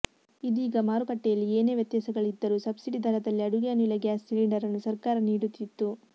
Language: Kannada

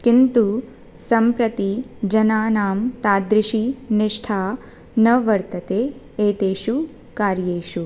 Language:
Sanskrit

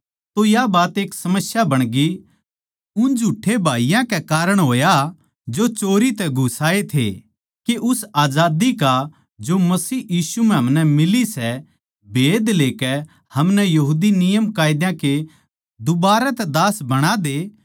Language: Haryanvi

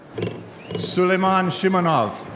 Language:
English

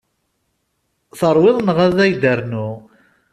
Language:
Kabyle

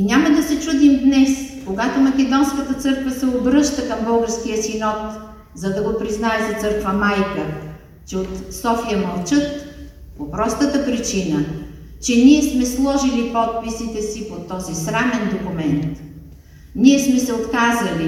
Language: Bulgarian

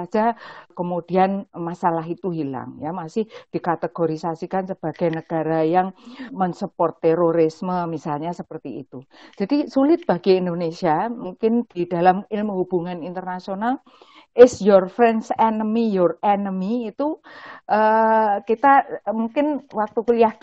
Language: Indonesian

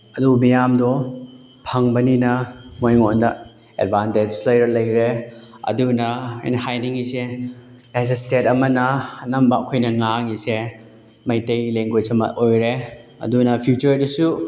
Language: Manipuri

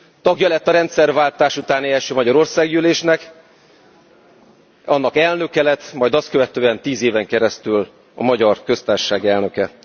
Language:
Hungarian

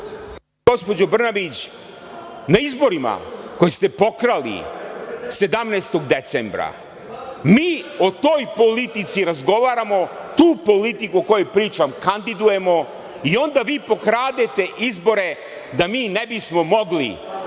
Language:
Serbian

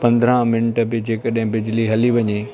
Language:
Sindhi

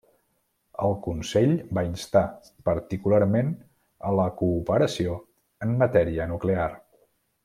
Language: Catalan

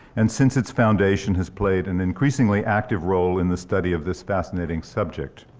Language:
English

